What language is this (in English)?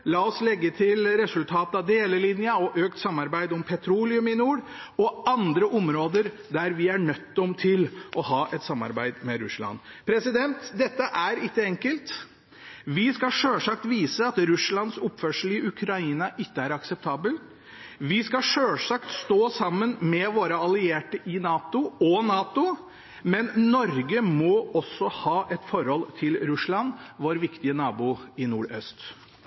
Norwegian Bokmål